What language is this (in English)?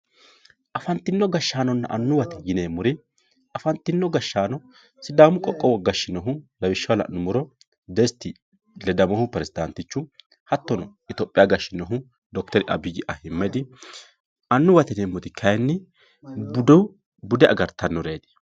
Sidamo